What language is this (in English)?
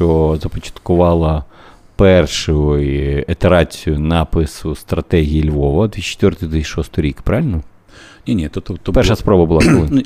Ukrainian